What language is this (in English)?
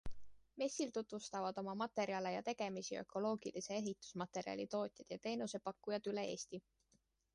Estonian